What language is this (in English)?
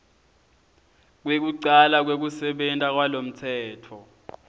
Swati